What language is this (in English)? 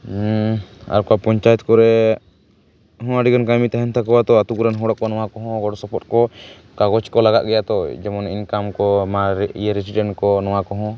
Santali